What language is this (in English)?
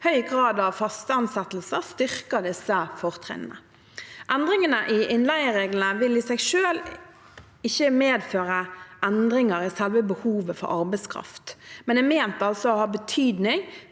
Norwegian